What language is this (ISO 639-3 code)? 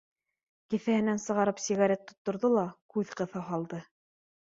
bak